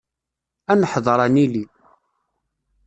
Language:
Kabyle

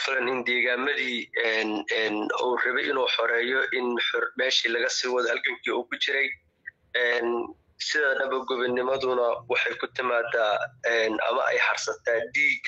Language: Arabic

